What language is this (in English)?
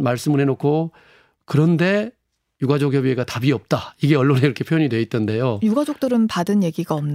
Korean